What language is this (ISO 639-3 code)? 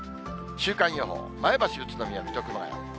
jpn